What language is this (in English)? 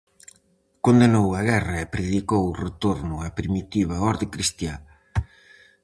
Galician